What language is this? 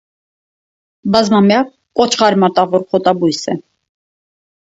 Armenian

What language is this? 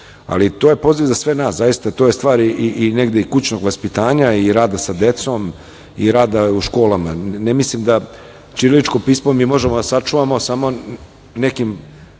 Serbian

